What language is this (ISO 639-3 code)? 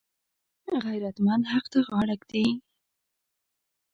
pus